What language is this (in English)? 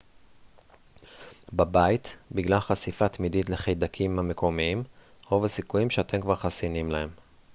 Hebrew